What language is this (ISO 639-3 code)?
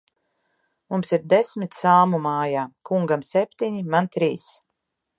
lav